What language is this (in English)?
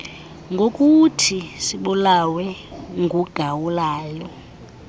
Xhosa